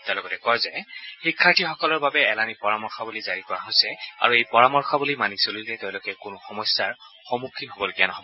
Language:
Assamese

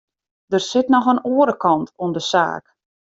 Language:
Western Frisian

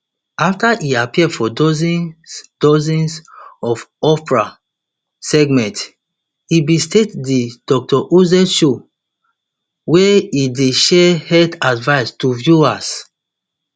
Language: Nigerian Pidgin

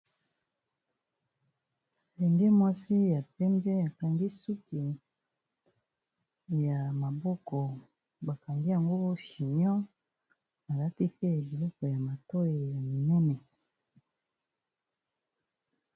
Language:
Lingala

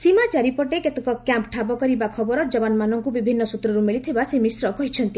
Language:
Odia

